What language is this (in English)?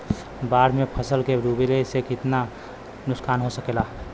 Bhojpuri